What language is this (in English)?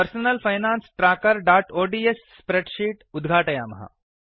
Sanskrit